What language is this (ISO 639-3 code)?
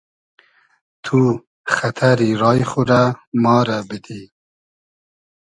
haz